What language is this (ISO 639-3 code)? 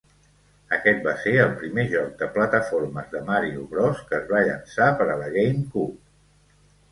cat